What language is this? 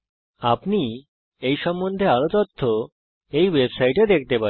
Bangla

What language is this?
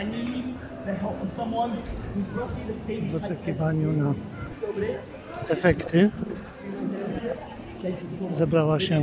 Polish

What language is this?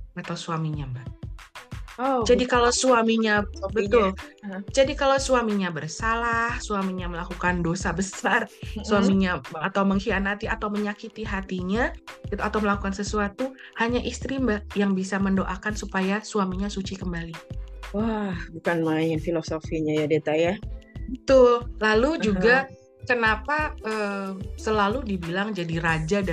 Indonesian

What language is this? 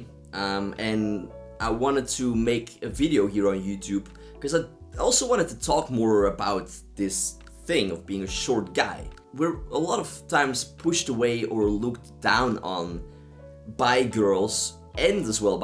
English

